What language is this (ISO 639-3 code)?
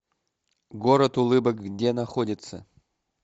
rus